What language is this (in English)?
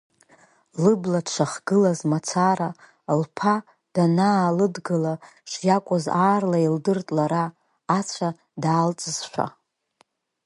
Abkhazian